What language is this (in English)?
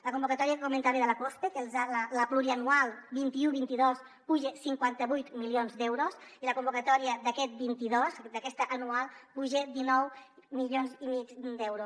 Catalan